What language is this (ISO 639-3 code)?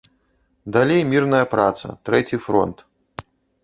bel